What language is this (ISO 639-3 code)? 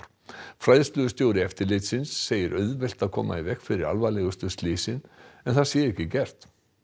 isl